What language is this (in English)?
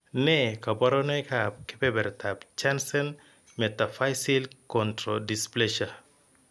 Kalenjin